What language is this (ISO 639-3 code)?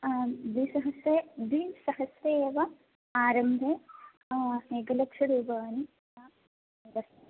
san